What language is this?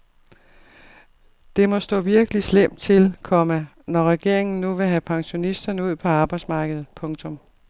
Danish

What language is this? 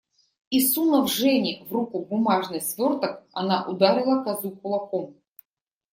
Russian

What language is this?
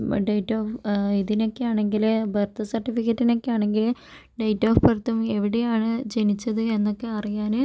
Malayalam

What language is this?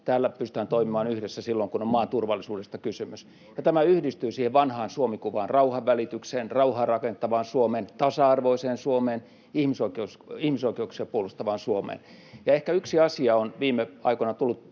Finnish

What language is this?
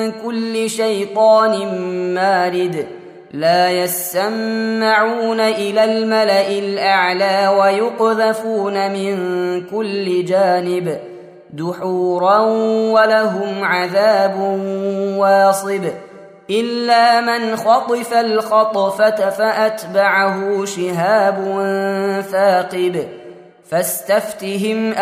Arabic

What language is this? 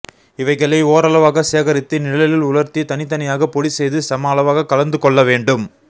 Tamil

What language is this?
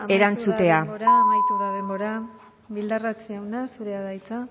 Basque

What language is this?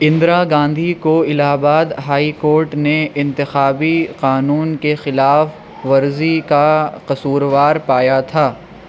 Urdu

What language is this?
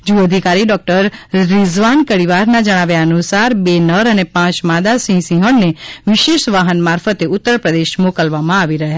Gujarati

